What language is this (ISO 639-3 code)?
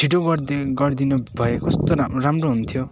nep